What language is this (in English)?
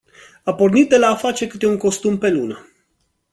Romanian